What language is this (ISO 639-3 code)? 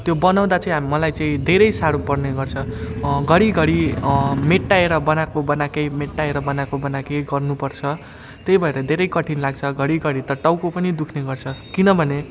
nep